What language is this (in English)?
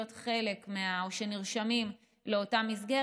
Hebrew